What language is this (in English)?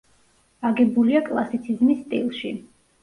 Georgian